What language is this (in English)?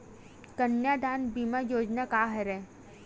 Chhattisgarhi